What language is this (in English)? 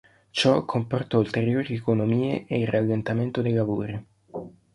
Italian